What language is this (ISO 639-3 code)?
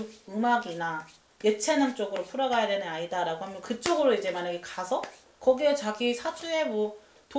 kor